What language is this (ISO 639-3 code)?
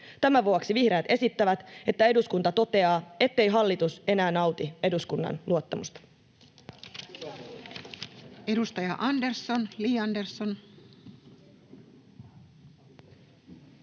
fin